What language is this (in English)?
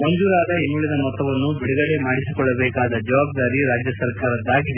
Kannada